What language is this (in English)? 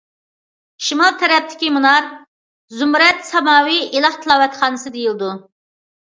Uyghur